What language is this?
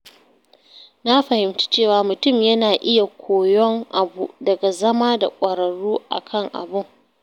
Hausa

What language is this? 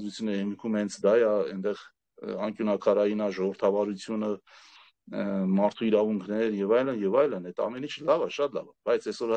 Romanian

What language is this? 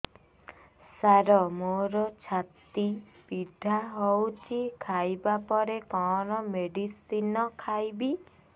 Odia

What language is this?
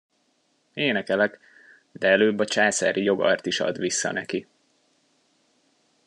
Hungarian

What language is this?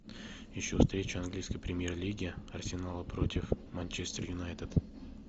Russian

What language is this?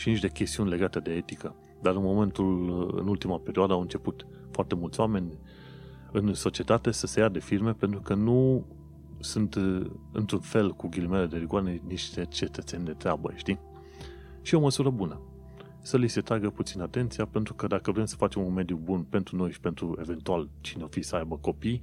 Romanian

